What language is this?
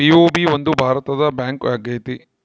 Kannada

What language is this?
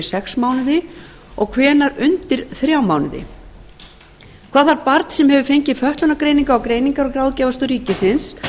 Icelandic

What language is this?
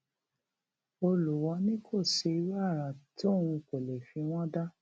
Yoruba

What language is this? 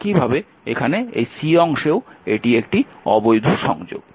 Bangla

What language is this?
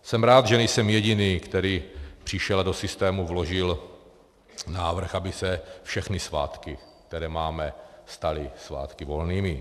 Czech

